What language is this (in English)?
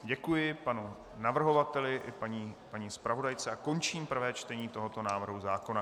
Czech